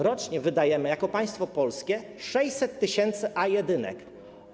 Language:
Polish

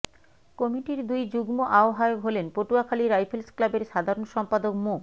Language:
Bangla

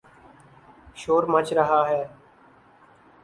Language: Urdu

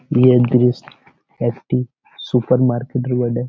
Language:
Bangla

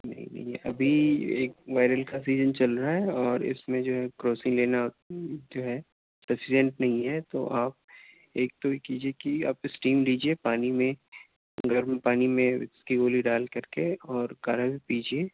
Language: Urdu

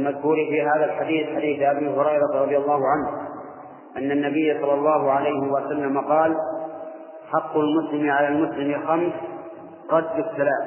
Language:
Arabic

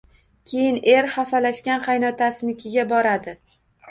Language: Uzbek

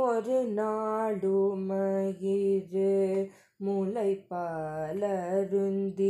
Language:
Tamil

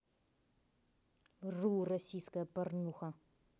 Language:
Russian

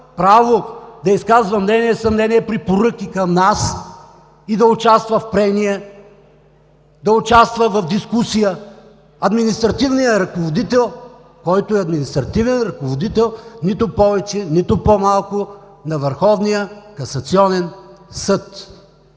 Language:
Bulgarian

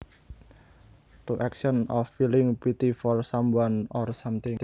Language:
Javanese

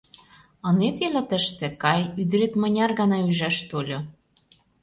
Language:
Mari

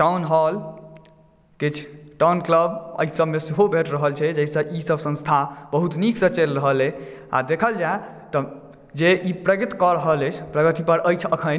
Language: Maithili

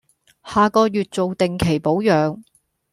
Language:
Cantonese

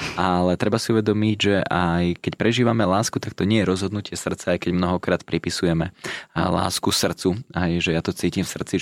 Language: Slovak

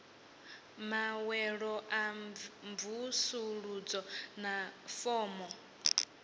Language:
Venda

